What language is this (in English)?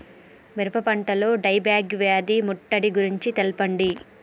Telugu